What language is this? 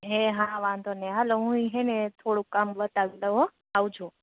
Gujarati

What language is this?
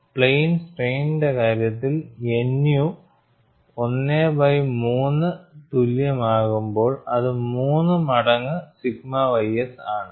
Malayalam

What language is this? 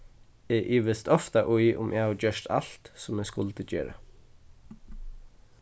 Faroese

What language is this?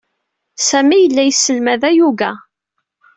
Kabyle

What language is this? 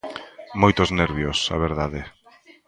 Galician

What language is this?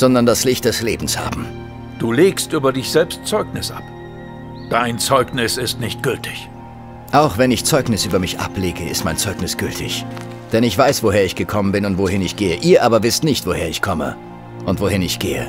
German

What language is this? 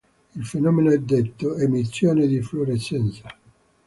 Italian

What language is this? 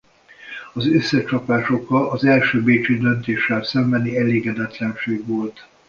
Hungarian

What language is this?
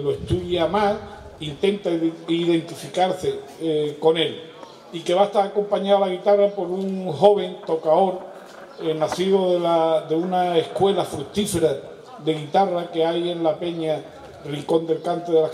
Spanish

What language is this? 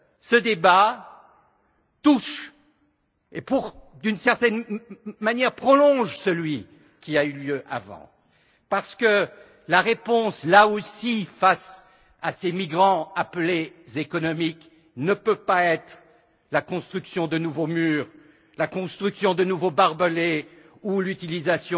French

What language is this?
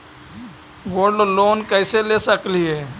Magahi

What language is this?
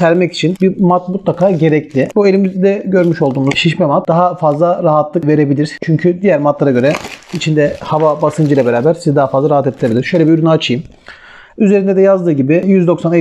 Turkish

